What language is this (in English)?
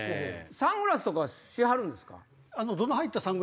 Japanese